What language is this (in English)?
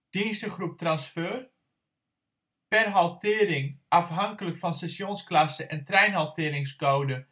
Dutch